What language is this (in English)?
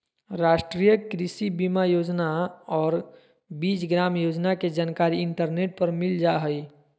Magahi